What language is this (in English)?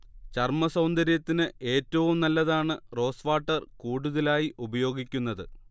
Malayalam